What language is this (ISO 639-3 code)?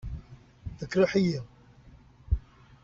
kab